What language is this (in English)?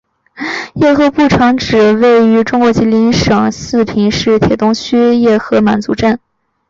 Chinese